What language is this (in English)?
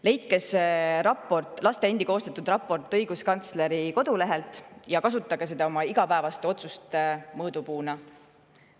Estonian